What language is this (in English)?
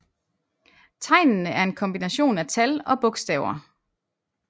Danish